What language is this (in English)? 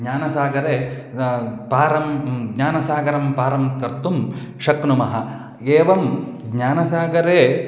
Sanskrit